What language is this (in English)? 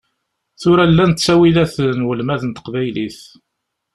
Kabyle